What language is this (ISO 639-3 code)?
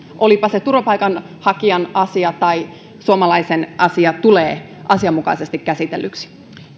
fin